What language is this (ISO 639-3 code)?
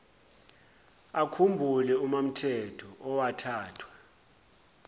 zul